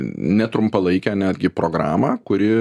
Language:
Lithuanian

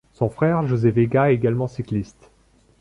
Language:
French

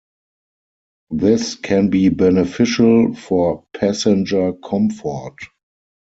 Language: English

